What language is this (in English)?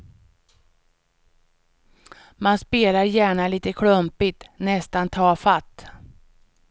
Swedish